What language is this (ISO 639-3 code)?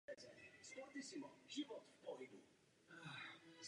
ces